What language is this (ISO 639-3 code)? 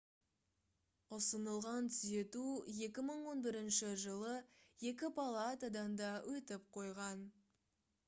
kaz